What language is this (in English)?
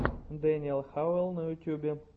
Russian